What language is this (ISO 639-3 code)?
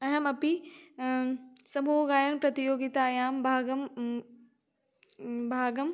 san